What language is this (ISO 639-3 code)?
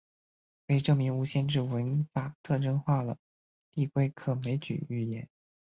zho